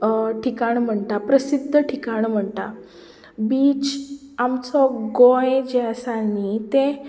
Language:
Konkani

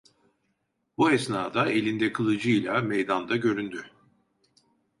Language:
Turkish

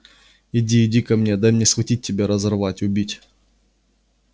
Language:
Russian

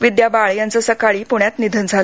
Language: Marathi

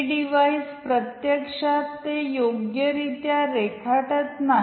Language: Marathi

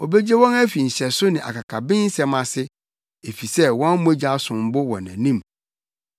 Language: Akan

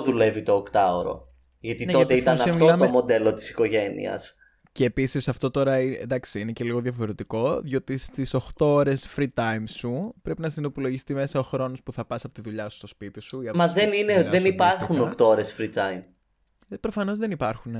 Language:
Greek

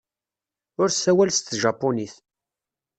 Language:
Kabyle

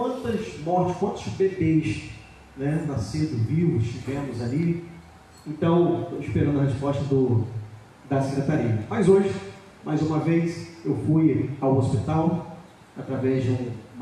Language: Portuguese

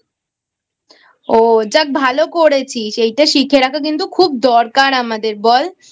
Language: Bangla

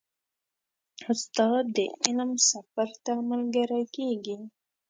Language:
Pashto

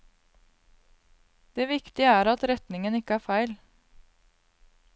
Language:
Norwegian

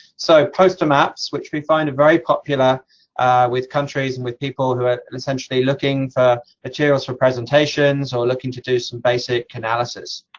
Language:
English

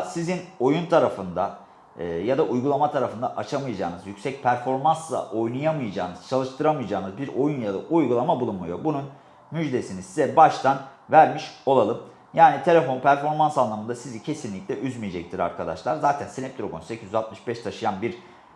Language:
Turkish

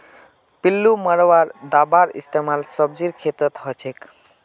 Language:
Magahi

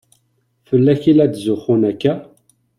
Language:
Kabyle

